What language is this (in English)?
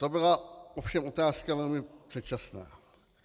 Czech